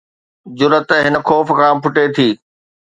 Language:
Sindhi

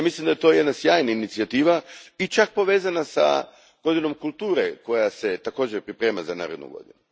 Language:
Croatian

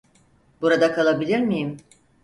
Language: Turkish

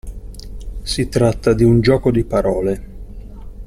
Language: Italian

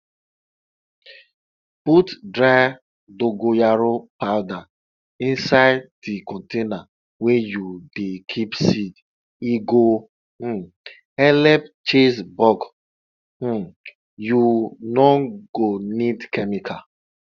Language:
Nigerian Pidgin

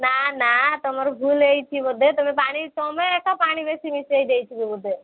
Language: Odia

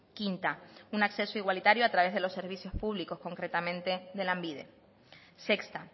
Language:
Spanish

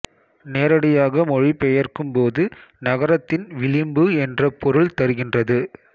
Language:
Tamil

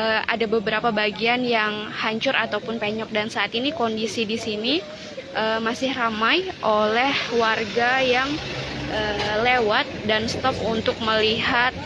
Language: Indonesian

